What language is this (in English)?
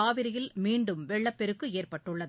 Tamil